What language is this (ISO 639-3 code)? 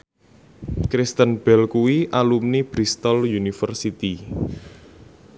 jav